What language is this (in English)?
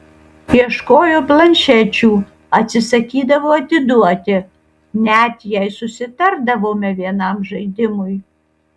Lithuanian